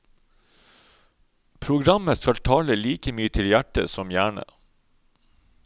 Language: Norwegian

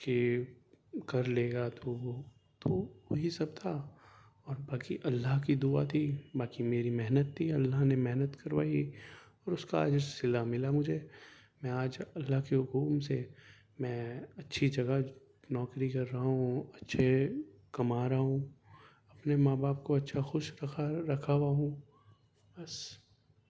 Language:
Urdu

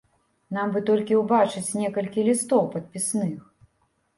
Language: Belarusian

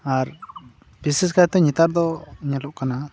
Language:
Santali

